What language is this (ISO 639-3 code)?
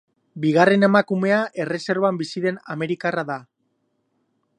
eus